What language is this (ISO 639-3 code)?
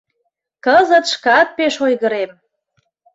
chm